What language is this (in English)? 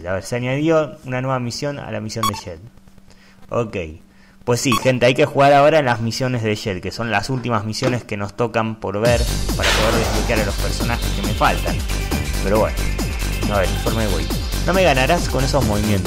Spanish